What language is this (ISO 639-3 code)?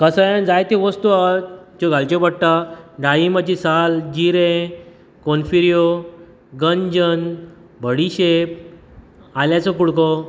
kok